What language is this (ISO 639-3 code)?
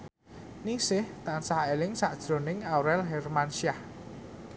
jav